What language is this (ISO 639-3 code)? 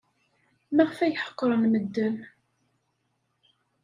kab